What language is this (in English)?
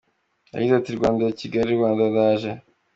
Kinyarwanda